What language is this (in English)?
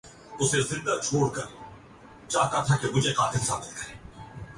Urdu